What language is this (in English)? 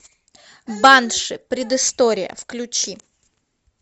Russian